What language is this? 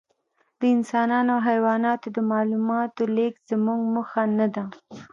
Pashto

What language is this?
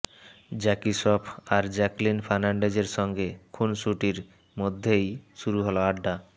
Bangla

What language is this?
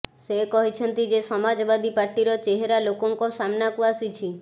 Odia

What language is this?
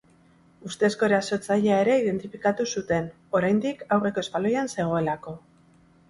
Basque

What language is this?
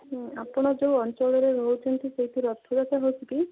Odia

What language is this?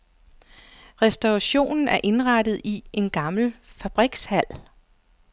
Danish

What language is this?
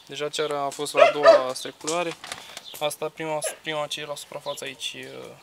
Romanian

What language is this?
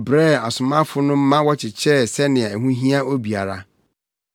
Akan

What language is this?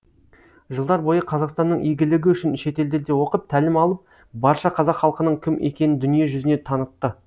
Kazakh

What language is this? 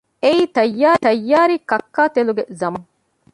Divehi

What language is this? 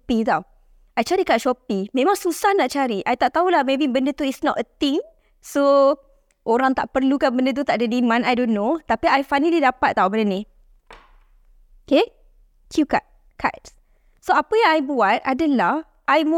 Malay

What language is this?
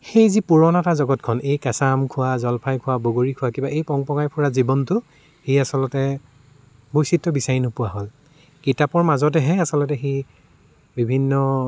Assamese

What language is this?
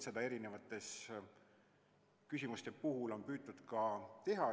Estonian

